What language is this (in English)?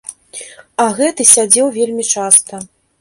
Belarusian